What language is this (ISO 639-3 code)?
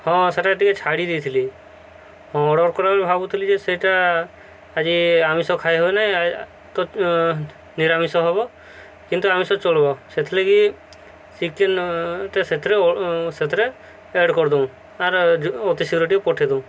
ori